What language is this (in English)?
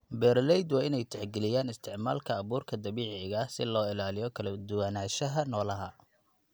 Somali